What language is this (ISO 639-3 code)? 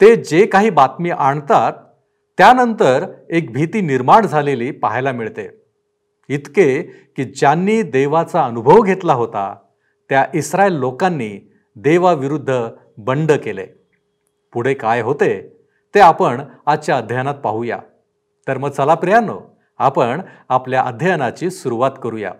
mar